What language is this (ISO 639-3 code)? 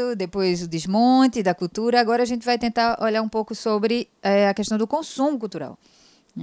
por